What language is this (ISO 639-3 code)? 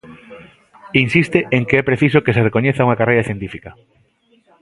glg